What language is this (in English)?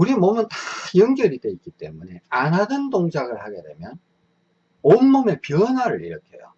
Korean